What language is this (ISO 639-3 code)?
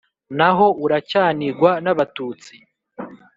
kin